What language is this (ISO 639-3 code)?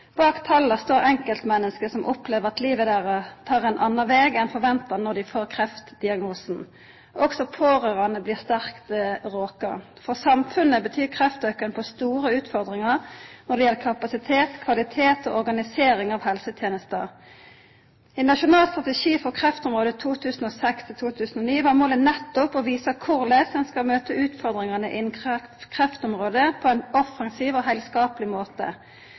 nno